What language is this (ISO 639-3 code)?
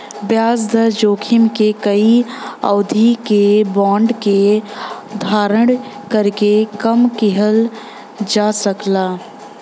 bho